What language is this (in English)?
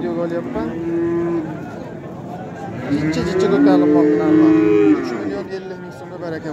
Turkish